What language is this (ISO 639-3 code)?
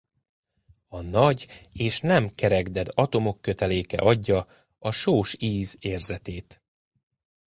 hun